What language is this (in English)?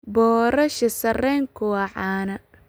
Somali